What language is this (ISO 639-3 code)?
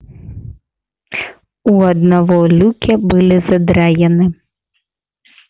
rus